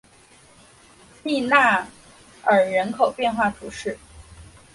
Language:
Chinese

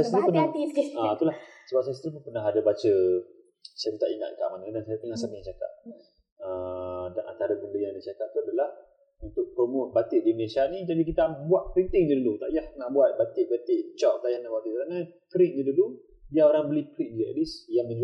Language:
Malay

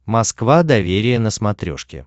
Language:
Russian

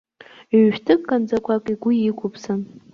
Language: Abkhazian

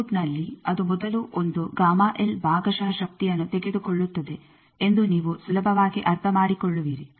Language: Kannada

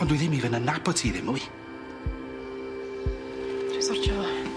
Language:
Welsh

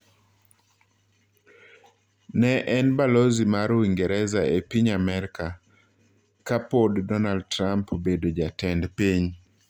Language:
Luo (Kenya and Tanzania)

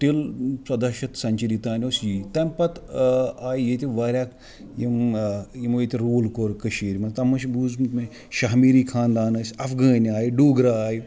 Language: Kashmiri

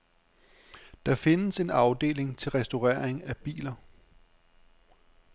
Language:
Danish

